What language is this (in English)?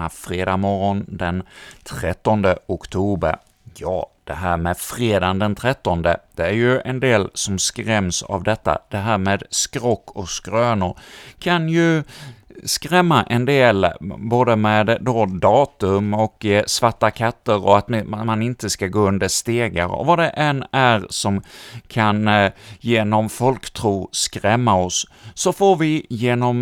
Swedish